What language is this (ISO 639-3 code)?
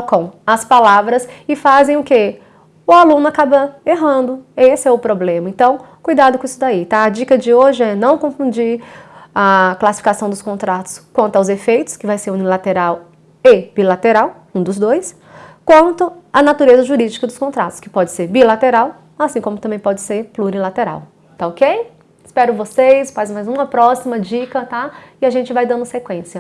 por